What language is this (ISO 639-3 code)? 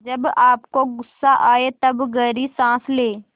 hin